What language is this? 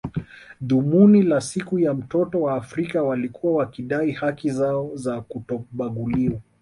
Swahili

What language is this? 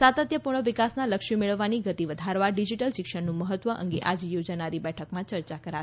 Gujarati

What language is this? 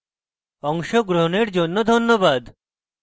Bangla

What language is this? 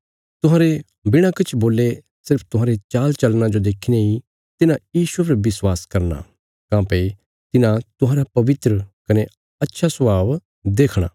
Bilaspuri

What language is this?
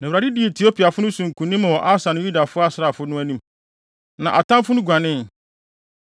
Akan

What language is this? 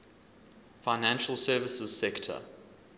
English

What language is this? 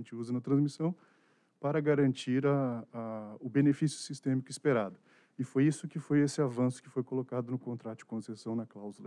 Portuguese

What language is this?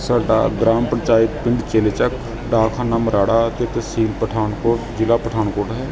Punjabi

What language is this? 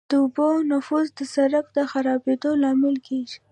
Pashto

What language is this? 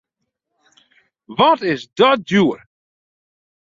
Western Frisian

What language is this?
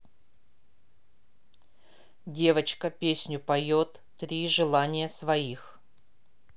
Russian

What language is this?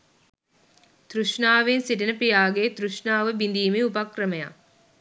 Sinhala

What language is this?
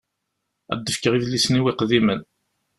Kabyle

